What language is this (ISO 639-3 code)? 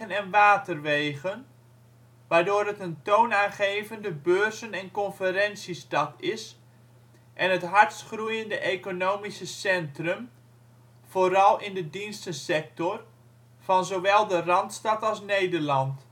nld